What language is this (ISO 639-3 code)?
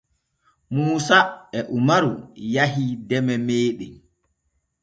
fue